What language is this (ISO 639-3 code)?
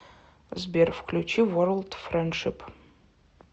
rus